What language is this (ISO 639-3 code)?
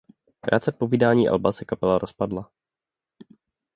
ces